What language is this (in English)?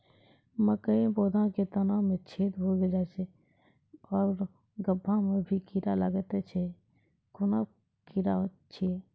Maithili